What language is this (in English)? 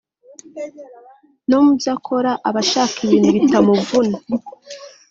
Kinyarwanda